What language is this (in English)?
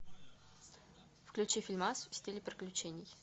Russian